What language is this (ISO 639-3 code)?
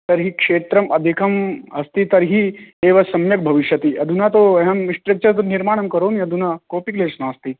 san